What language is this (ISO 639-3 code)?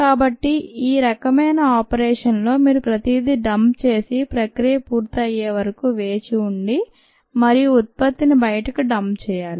tel